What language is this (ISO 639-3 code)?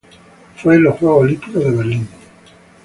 spa